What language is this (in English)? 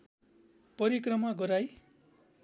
Nepali